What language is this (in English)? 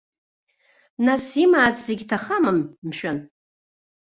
Abkhazian